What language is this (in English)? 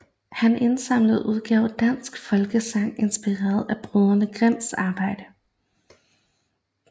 Danish